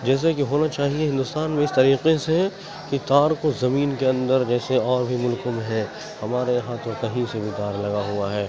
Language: Urdu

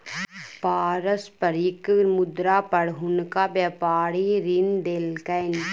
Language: Maithili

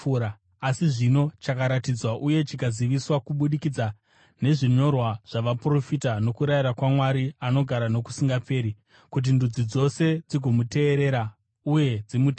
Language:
Shona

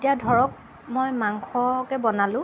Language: Assamese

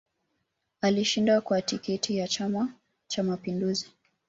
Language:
Swahili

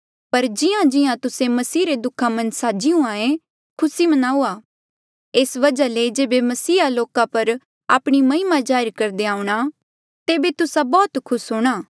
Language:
Mandeali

